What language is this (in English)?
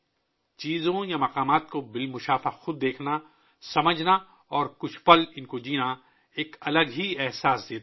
Urdu